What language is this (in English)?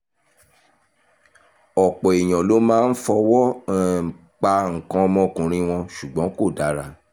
Yoruba